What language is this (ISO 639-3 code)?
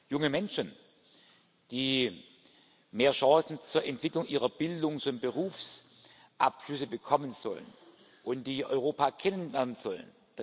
deu